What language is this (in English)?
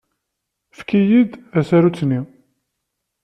Kabyle